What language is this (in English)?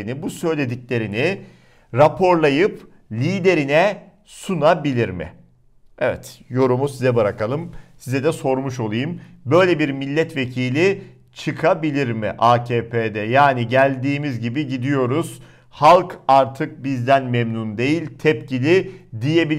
Turkish